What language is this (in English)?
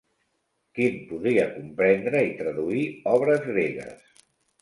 Catalan